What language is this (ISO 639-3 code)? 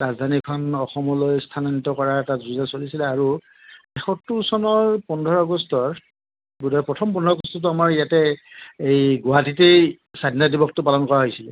asm